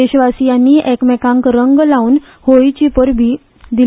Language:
Konkani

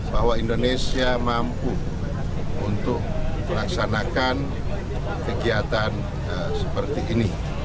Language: Indonesian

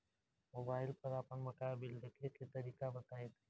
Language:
Bhojpuri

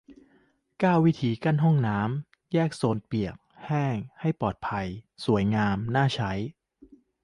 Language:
Thai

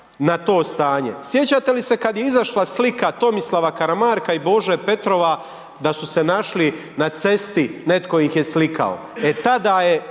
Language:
Croatian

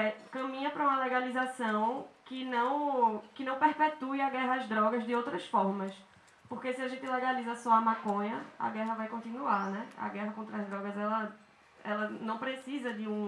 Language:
Portuguese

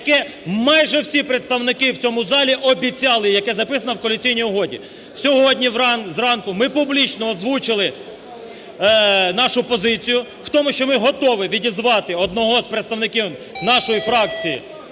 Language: Ukrainian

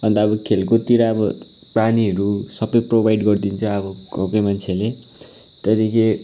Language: Nepali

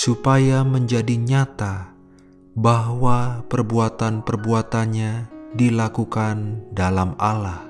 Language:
Indonesian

